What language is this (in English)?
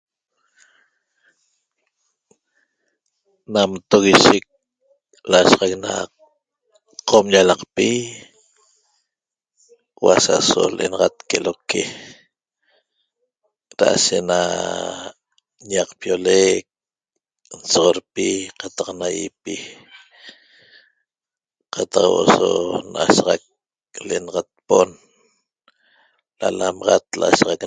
Toba